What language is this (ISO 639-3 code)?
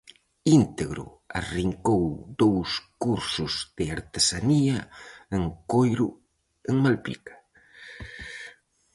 glg